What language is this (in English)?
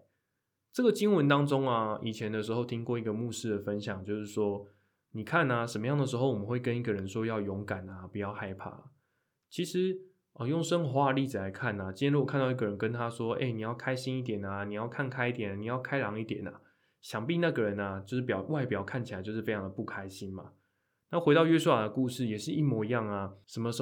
Chinese